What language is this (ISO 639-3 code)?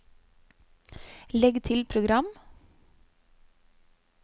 nor